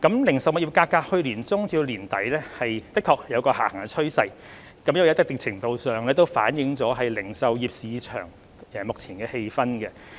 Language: Cantonese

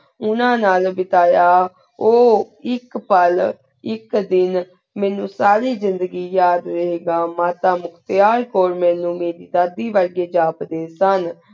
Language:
Punjabi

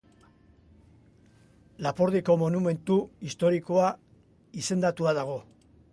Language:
Basque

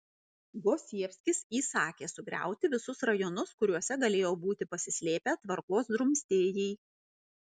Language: Lithuanian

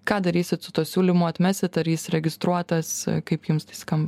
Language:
Lithuanian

